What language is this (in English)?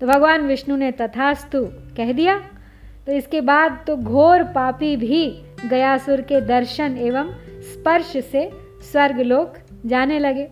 Hindi